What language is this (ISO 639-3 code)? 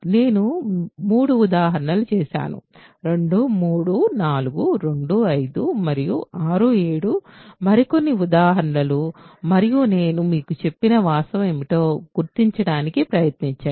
tel